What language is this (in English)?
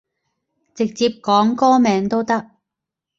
Cantonese